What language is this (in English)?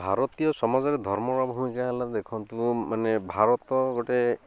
Odia